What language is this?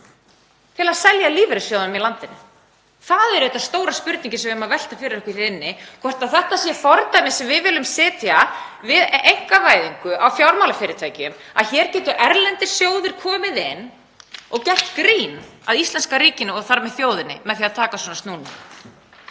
Icelandic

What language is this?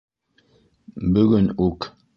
Bashkir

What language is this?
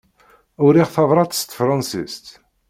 Kabyle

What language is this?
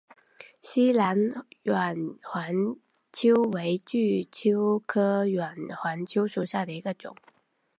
Chinese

